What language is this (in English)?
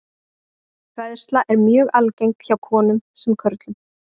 Icelandic